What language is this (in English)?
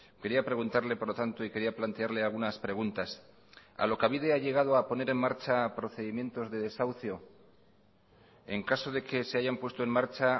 Spanish